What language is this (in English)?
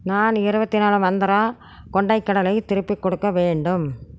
Tamil